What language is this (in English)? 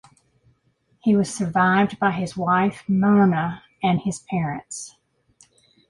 English